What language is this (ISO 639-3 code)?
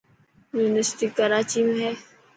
mki